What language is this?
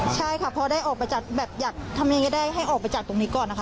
Thai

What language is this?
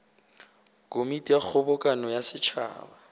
Northern Sotho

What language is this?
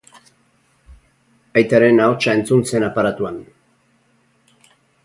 Basque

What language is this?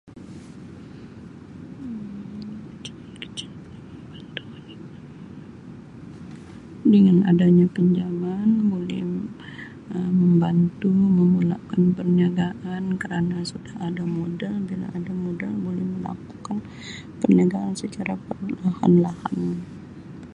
Sabah Malay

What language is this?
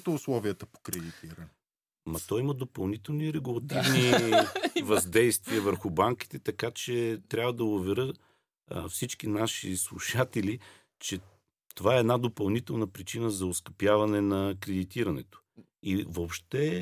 Bulgarian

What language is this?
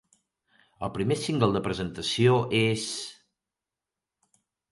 Catalan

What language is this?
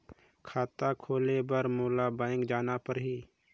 Chhattisgarhi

